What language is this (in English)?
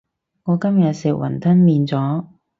Cantonese